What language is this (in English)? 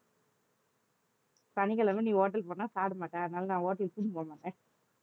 Tamil